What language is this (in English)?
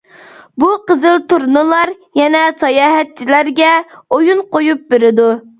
Uyghur